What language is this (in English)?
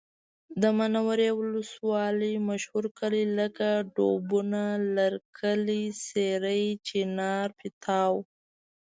Pashto